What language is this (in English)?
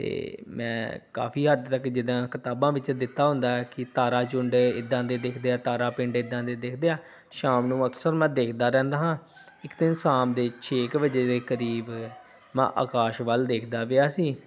Punjabi